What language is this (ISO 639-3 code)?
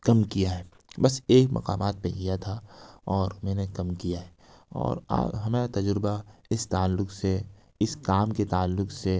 urd